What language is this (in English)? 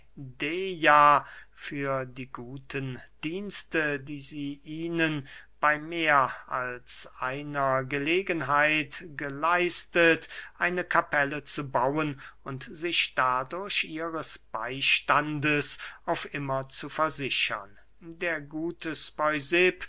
German